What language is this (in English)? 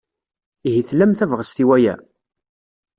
Kabyle